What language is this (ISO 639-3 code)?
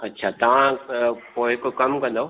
snd